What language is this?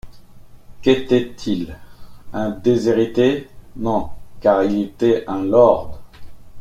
French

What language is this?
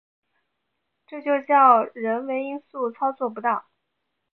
Chinese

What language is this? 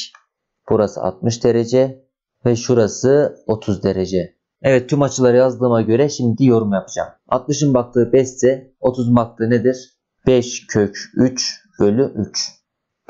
Turkish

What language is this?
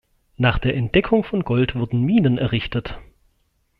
German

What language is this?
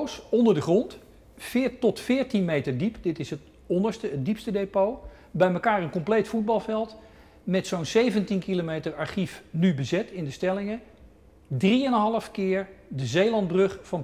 Dutch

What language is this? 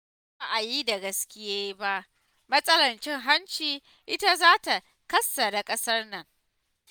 Hausa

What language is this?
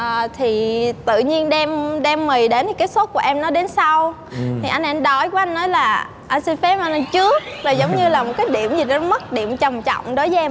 Vietnamese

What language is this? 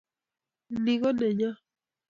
Kalenjin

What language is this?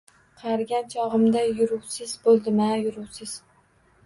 Uzbek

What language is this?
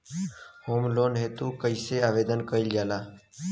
Bhojpuri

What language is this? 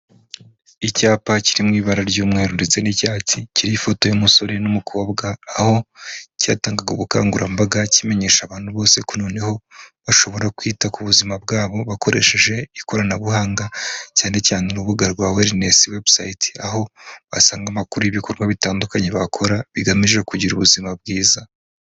Kinyarwanda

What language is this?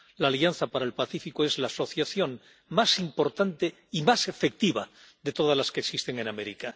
Spanish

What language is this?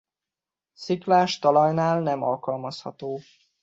Hungarian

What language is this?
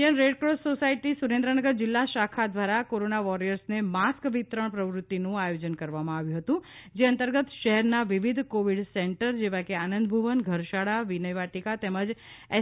Gujarati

